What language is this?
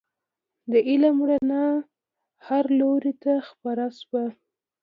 Pashto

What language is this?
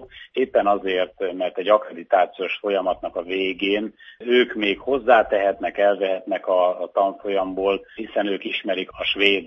Hungarian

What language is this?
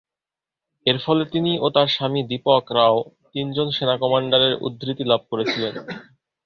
Bangla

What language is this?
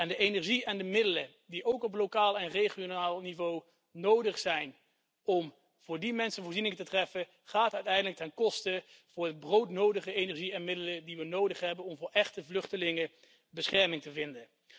Dutch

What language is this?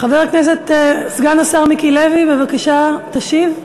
Hebrew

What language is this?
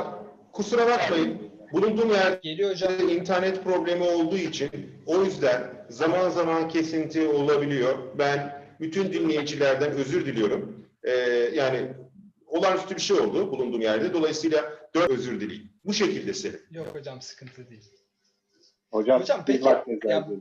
Turkish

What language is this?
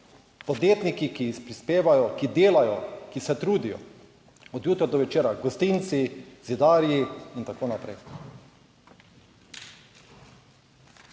Slovenian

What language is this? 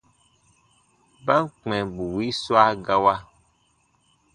Baatonum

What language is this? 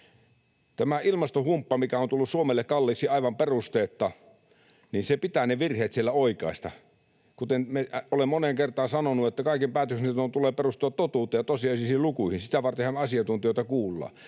Finnish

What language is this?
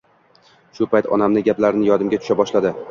Uzbek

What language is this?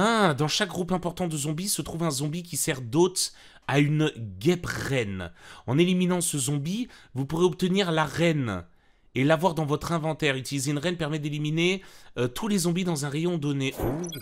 French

